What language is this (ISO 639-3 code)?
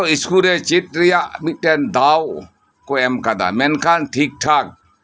sat